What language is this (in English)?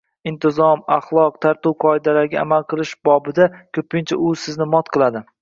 Uzbek